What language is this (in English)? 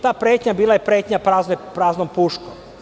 Serbian